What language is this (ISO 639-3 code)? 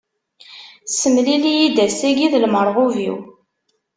kab